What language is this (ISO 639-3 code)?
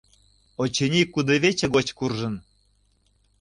chm